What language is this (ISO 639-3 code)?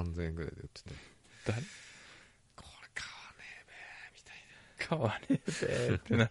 jpn